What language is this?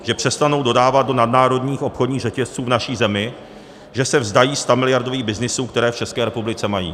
Czech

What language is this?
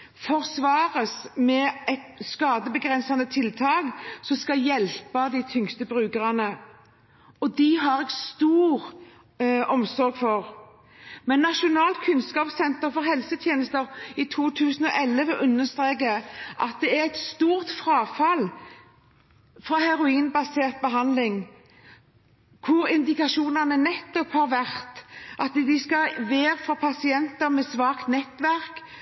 Norwegian Bokmål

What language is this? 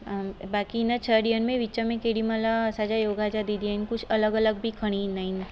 Sindhi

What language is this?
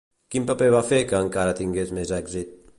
Catalan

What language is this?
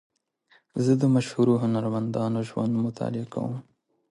Pashto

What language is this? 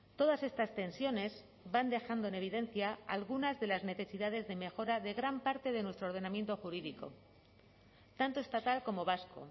Spanish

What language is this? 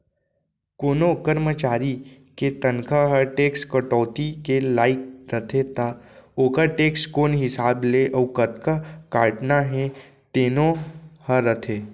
Chhattisgarhi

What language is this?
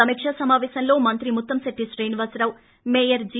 Telugu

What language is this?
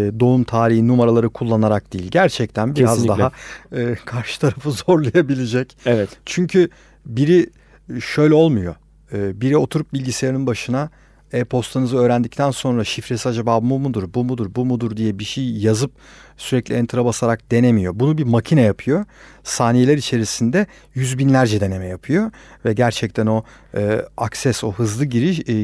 Turkish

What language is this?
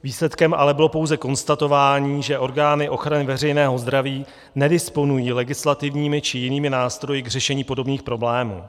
Czech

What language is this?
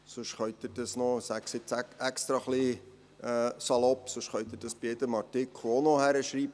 Swiss German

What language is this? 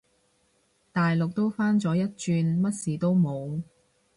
Cantonese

